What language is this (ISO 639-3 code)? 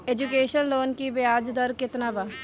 bho